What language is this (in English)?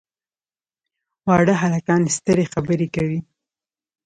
Pashto